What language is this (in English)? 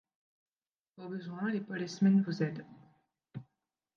French